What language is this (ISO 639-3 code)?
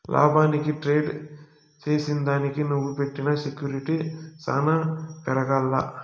tel